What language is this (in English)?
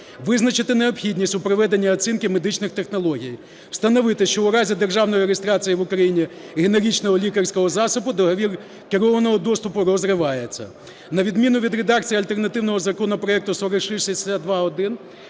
Ukrainian